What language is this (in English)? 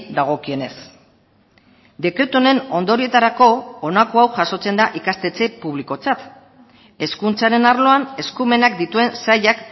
Basque